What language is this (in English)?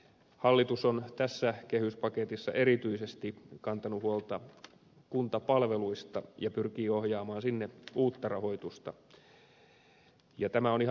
Finnish